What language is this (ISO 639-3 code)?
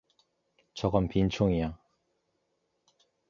kor